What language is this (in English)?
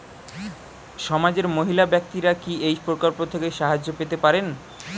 Bangla